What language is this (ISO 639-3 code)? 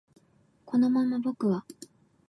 jpn